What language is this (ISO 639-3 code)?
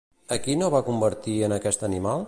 cat